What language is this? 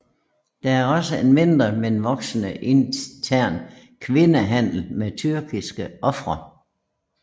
Danish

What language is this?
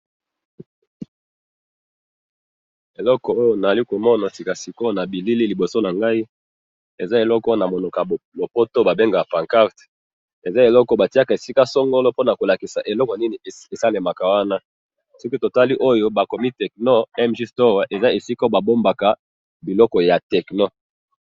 Lingala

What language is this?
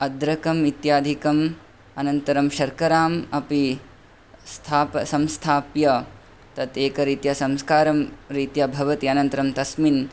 Sanskrit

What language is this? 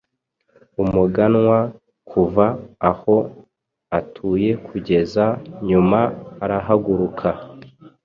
Kinyarwanda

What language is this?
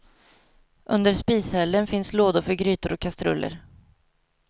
Swedish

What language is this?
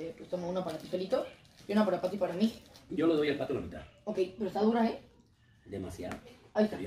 Spanish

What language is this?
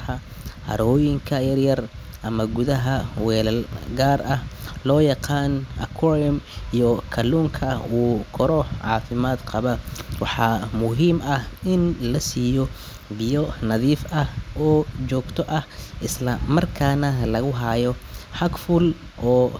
Somali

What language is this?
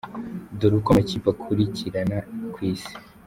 Kinyarwanda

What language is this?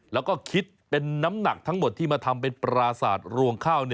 Thai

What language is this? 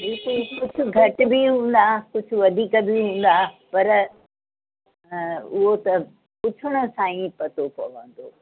Sindhi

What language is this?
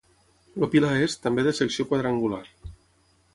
Catalan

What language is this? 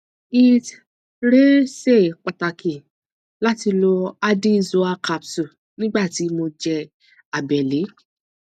Yoruba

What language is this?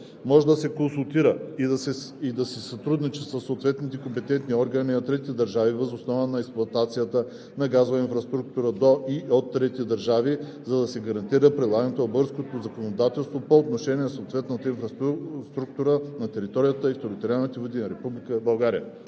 Bulgarian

